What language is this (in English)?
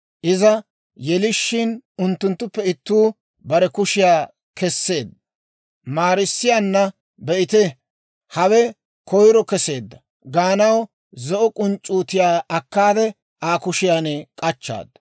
Dawro